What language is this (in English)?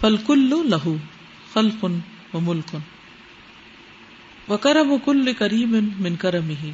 Urdu